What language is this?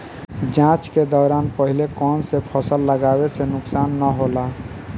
Bhojpuri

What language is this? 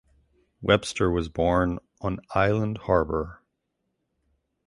English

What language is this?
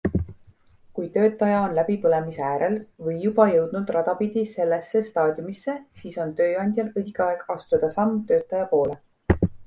Estonian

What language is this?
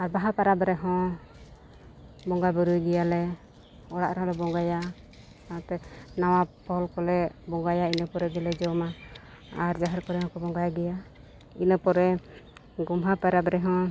Santali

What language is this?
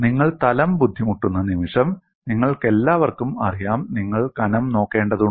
Malayalam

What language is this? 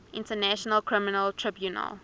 English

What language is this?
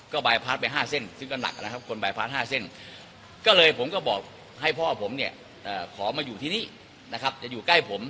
Thai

